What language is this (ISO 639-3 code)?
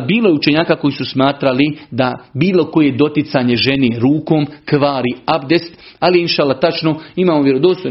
hrv